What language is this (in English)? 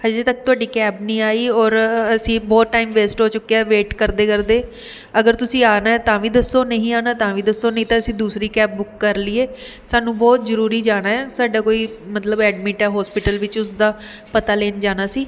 Punjabi